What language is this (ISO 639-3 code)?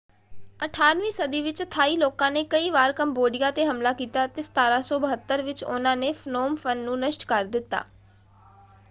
pan